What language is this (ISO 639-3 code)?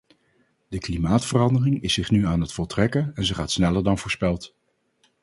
nld